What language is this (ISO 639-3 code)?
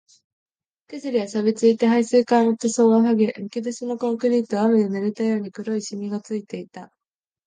jpn